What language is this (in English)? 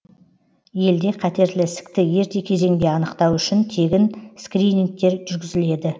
Kazakh